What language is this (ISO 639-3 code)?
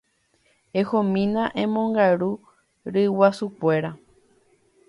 grn